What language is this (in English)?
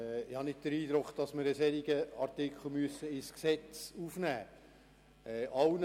Swiss German